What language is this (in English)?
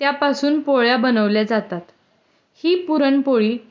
Marathi